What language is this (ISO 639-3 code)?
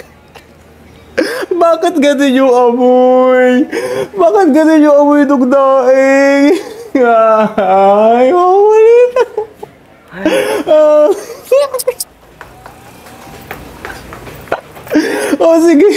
fil